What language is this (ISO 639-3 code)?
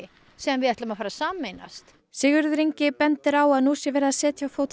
isl